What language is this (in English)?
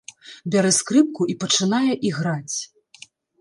Belarusian